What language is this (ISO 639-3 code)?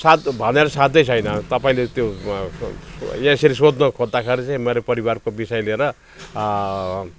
nep